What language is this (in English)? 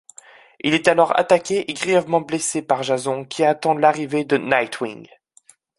French